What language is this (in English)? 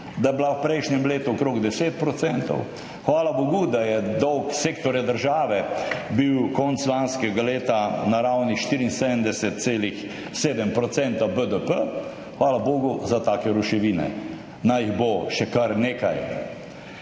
Slovenian